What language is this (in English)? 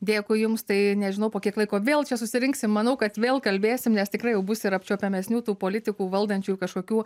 Lithuanian